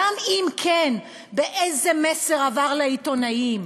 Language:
Hebrew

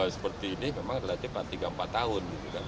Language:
Indonesian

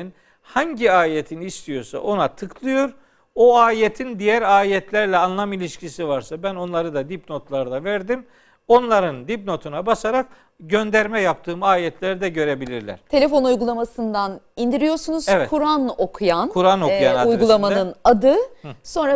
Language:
Turkish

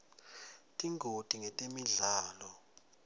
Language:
Swati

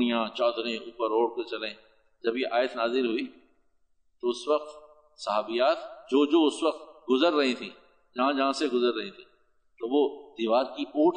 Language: Urdu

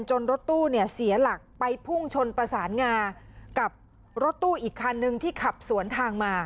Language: Thai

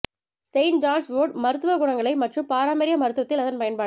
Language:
Tamil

